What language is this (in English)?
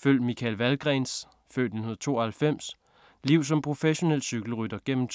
Danish